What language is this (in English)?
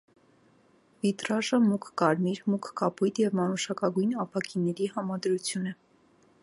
Armenian